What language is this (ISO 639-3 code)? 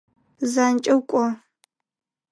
ady